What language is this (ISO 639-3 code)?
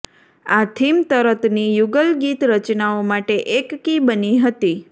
guj